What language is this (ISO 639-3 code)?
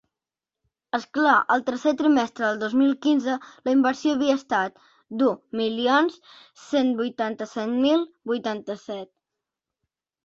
cat